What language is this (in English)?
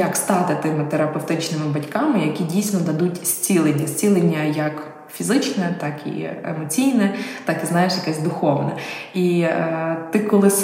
Ukrainian